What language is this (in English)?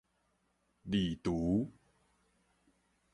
Min Nan Chinese